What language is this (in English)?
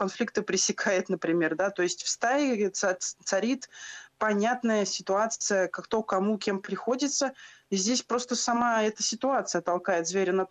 Russian